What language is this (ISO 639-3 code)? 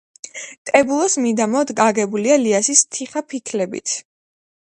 kat